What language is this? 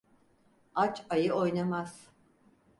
Turkish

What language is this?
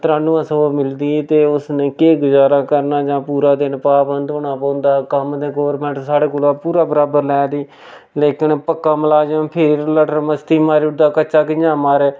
Dogri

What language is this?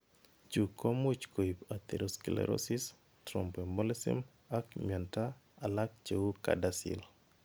Kalenjin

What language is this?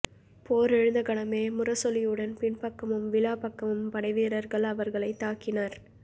Tamil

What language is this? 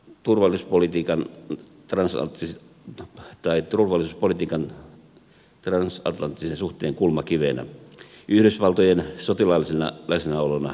Finnish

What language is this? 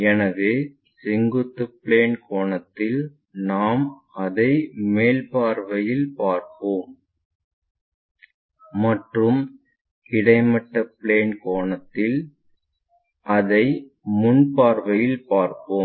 Tamil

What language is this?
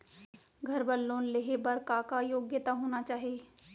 Chhattisgarhi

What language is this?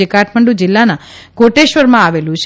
Gujarati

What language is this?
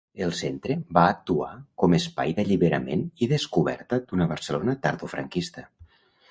Catalan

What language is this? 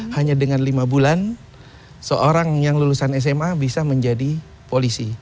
Indonesian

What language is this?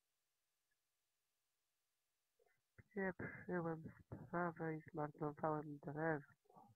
Polish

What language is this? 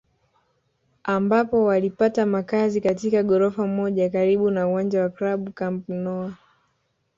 Swahili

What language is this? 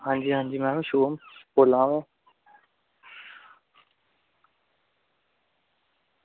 Dogri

